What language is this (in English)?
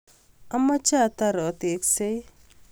Kalenjin